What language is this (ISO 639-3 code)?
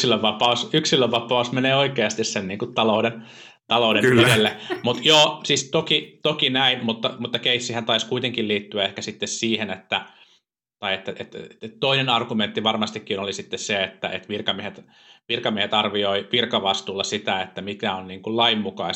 fin